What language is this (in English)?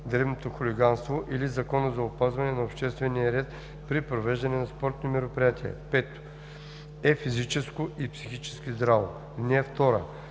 Bulgarian